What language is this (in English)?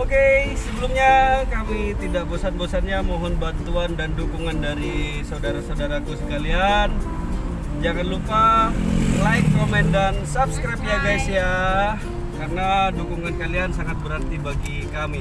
Indonesian